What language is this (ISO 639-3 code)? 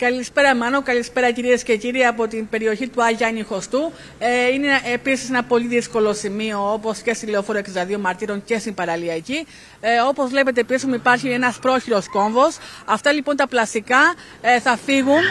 ell